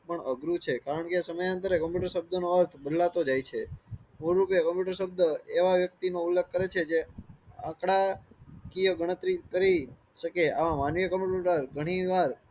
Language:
Gujarati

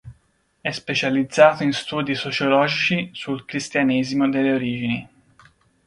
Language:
Italian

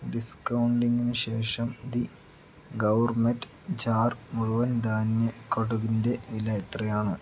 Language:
Malayalam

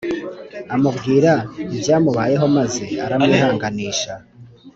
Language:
Kinyarwanda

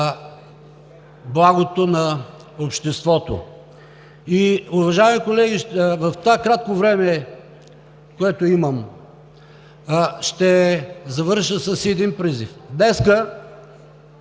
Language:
Bulgarian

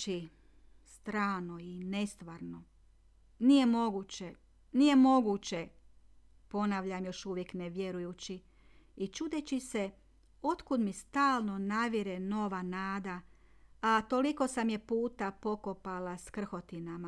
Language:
Croatian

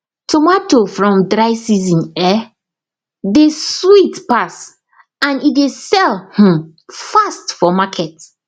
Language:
Nigerian Pidgin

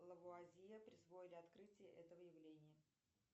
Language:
Russian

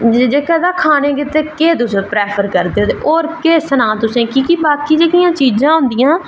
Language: Dogri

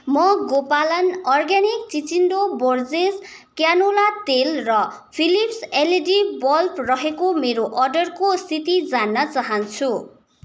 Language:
Nepali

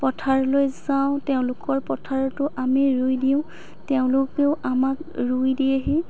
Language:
Assamese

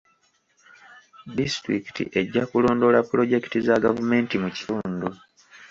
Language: Ganda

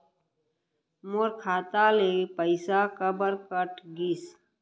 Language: Chhattisgarhi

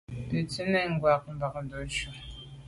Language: Medumba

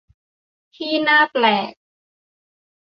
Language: Thai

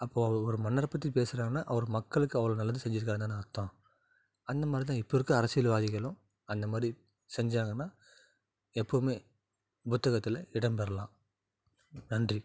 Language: Tamil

